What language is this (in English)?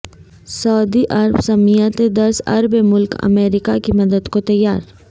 Urdu